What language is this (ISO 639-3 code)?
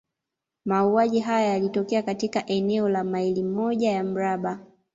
swa